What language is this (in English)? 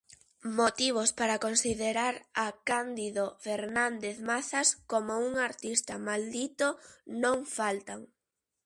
Galician